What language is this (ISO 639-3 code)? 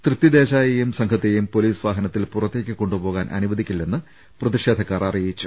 mal